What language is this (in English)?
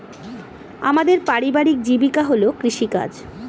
Bangla